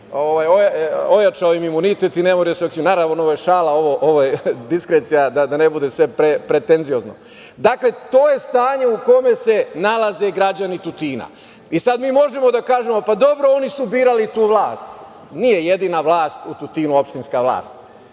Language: Serbian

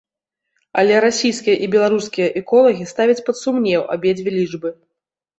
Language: Belarusian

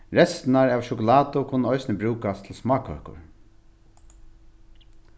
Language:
Faroese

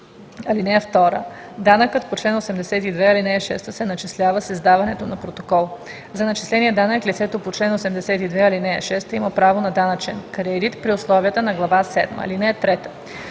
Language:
Bulgarian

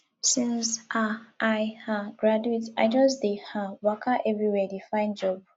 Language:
Nigerian Pidgin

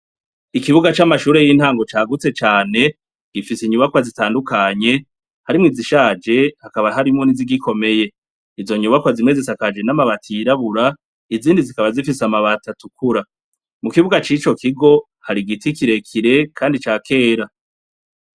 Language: Rundi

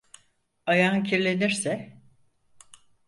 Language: Turkish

